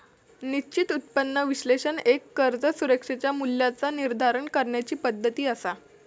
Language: Marathi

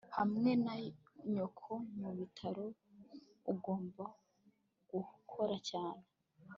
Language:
Kinyarwanda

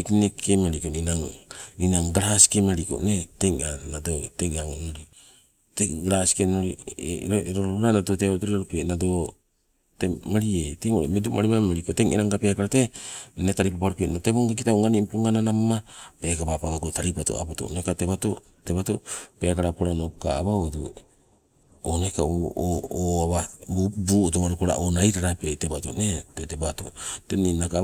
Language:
Sibe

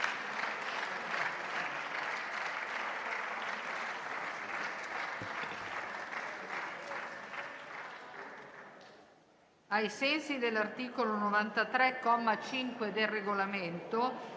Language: Italian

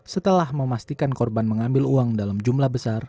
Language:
Indonesian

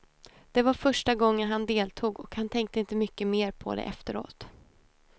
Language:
Swedish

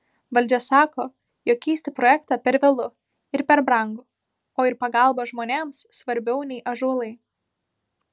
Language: Lithuanian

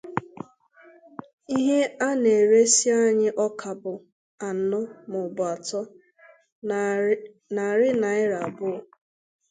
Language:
Igbo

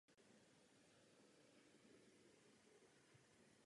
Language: Czech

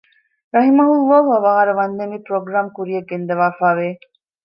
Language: Divehi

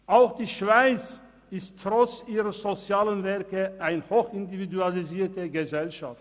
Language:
Swiss German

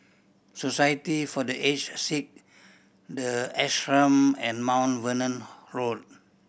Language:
English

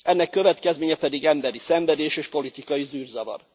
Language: Hungarian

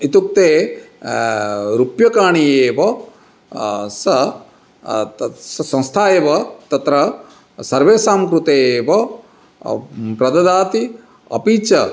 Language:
Sanskrit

